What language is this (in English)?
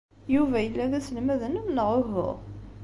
Kabyle